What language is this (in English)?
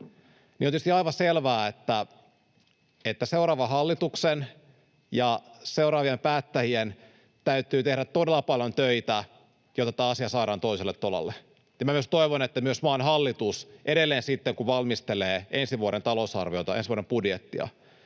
Finnish